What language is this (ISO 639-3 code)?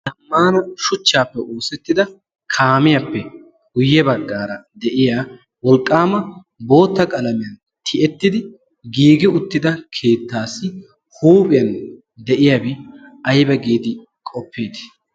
wal